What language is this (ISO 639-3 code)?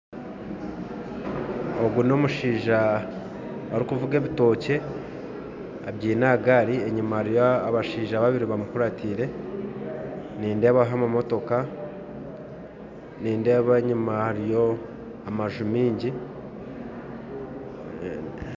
nyn